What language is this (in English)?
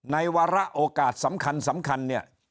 Thai